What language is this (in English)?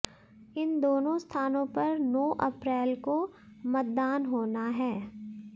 Hindi